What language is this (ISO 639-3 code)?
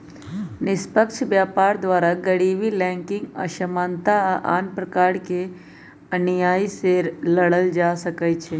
mag